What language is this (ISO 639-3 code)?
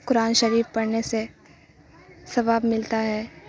urd